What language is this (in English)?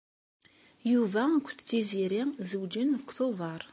Kabyle